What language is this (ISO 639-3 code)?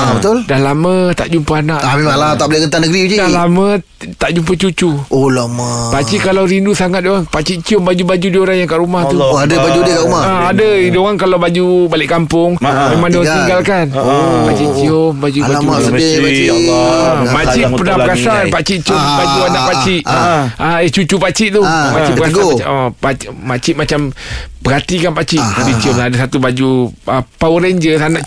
msa